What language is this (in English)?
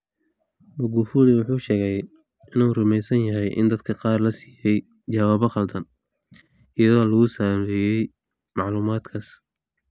Somali